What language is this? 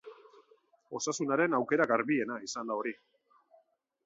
Basque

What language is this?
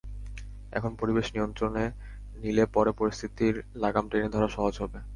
Bangla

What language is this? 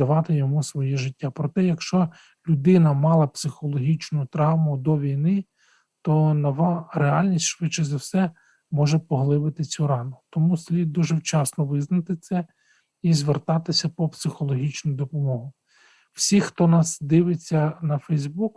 Ukrainian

